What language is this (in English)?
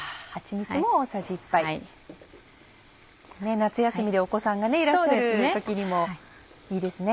Japanese